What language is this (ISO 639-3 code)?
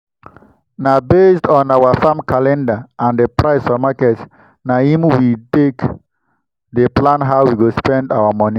pcm